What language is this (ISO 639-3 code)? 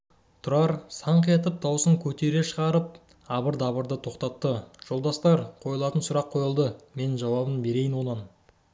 kaz